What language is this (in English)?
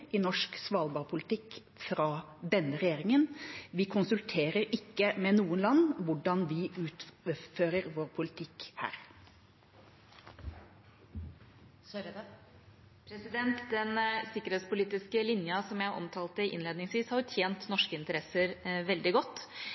Norwegian